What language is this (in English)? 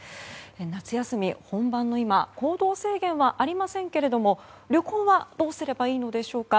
Japanese